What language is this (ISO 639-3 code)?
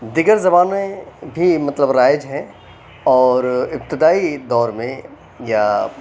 urd